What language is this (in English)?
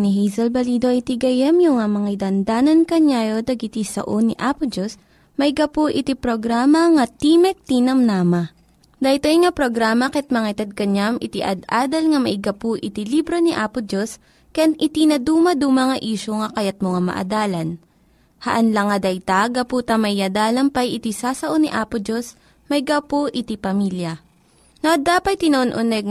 Filipino